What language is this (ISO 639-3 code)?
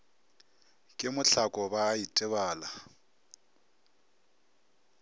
nso